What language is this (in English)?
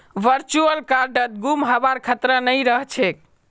Magahi